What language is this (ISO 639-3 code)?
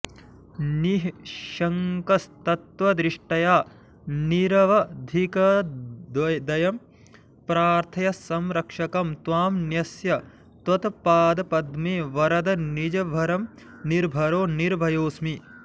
san